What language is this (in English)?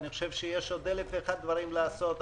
Hebrew